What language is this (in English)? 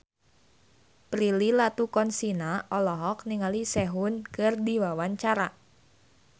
Sundanese